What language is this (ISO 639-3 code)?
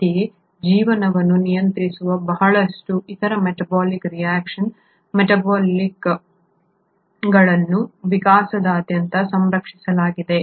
kan